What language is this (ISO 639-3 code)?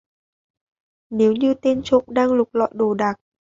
vie